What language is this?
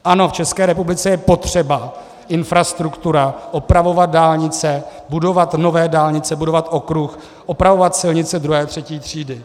Czech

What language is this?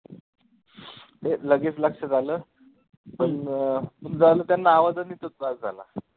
Marathi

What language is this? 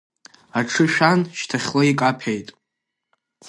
Abkhazian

